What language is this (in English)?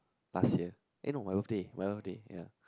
English